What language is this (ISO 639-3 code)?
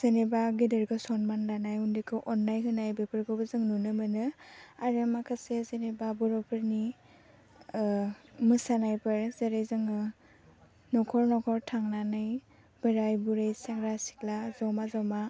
brx